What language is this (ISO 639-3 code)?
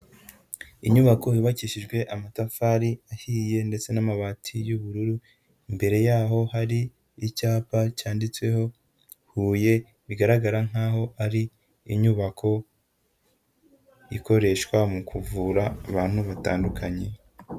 kin